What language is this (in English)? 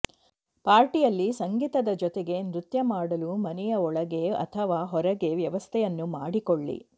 Kannada